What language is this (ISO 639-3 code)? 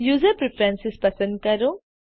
guj